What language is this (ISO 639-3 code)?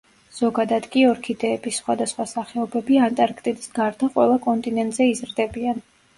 kat